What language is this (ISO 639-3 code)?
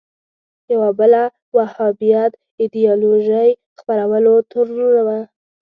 pus